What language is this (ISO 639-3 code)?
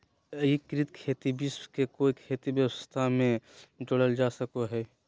mag